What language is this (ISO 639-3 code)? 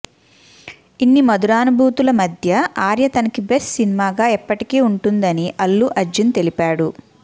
tel